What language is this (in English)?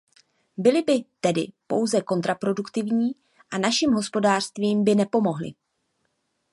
Czech